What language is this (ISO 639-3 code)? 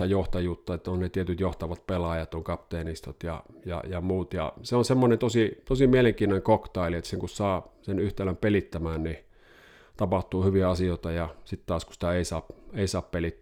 fin